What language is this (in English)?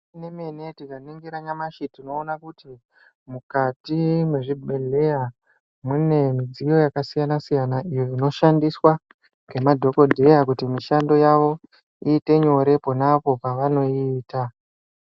Ndau